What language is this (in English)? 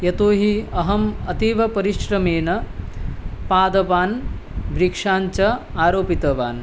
Sanskrit